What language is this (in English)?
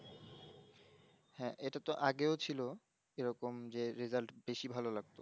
Bangla